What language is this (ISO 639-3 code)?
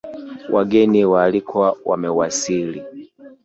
swa